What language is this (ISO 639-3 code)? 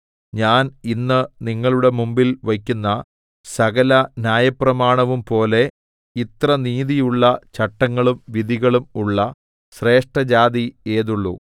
mal